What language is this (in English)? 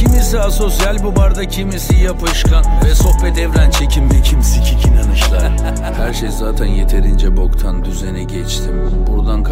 Turkish